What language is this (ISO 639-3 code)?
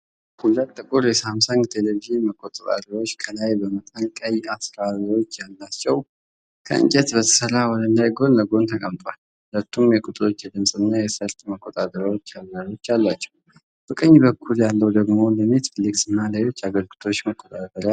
amh